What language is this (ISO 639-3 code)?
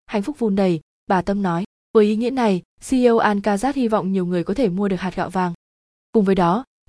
vie